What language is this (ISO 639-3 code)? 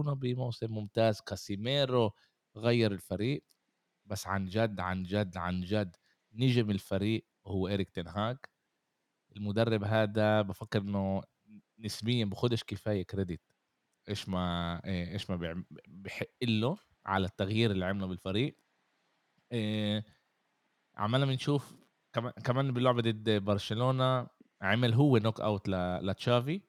ara